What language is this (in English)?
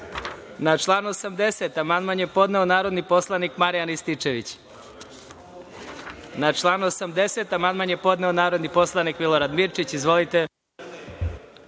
Serbian